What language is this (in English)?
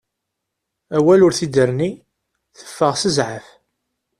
Kabyle